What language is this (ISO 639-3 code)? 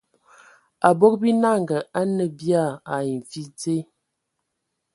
ewo